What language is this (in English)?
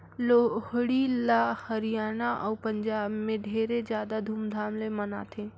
Chhattisgarhi